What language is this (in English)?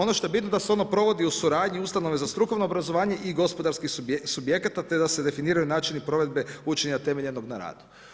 Croatian